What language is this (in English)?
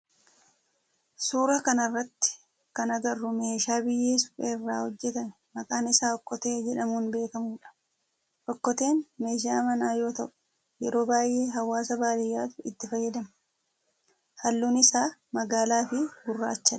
Oromo